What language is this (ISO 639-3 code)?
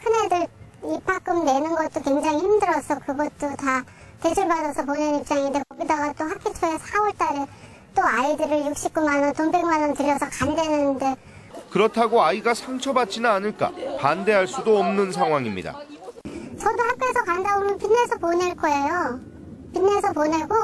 kor